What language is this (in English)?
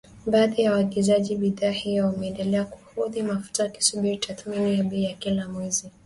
Swahili